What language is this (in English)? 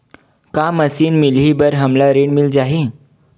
Chhattisgarhi